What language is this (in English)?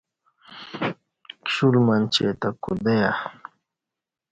Kati